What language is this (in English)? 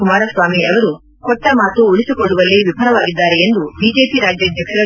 Kannada